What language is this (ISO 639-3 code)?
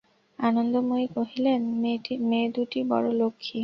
ben